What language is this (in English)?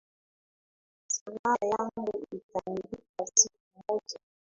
Swahili